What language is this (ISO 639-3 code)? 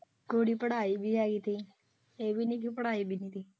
pan